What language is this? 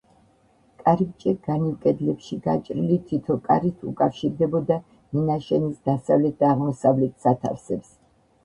Georgian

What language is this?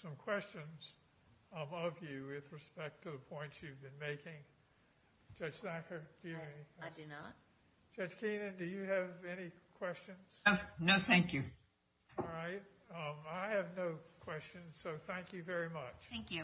English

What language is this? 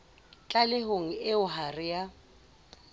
Southern Sotho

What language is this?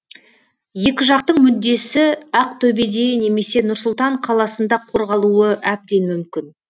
Kazakh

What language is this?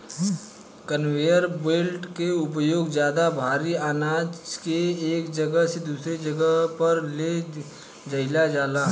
Bhojpuri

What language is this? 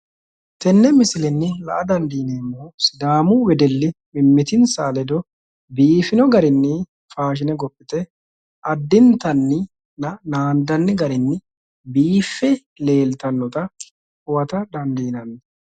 Sidamo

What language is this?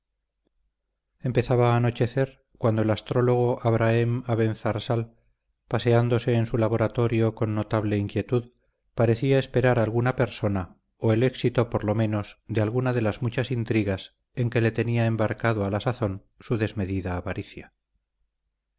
Spanish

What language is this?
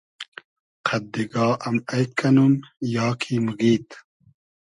Hazaragi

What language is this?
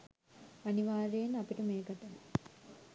Sinhala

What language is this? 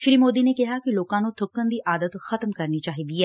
Punjabi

